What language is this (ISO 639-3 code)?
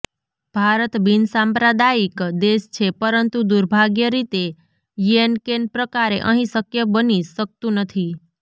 guj